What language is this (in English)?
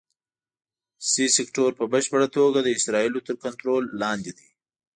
Pashto